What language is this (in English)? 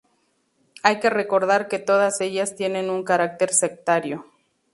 Spanish